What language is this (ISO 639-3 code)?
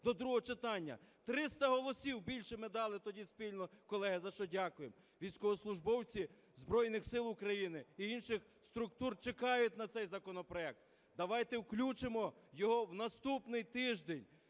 ukr